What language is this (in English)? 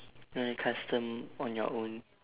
English